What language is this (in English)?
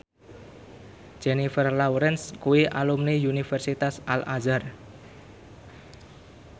Javanese